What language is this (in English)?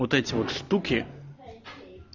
Russian